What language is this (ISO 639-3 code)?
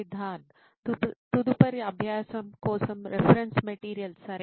tel